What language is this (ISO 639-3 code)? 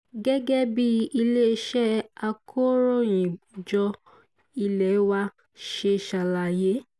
yor